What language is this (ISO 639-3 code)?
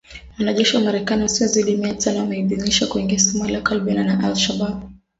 swa